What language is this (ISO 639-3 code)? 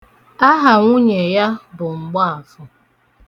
ibo